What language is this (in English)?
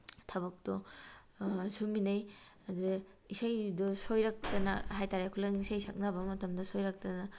Manipuri